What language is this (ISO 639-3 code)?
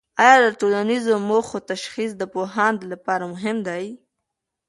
pus